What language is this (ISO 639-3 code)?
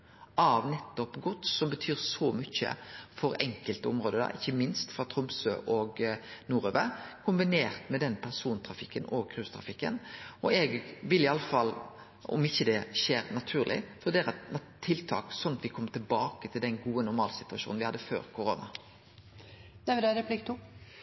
nno